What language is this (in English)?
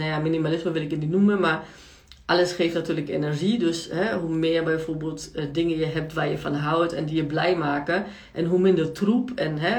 Dutch